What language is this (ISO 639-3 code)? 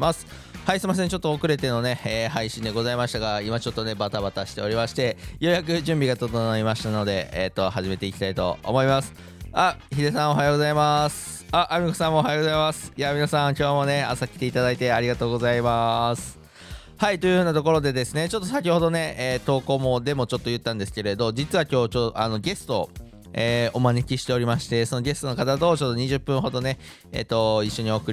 jpn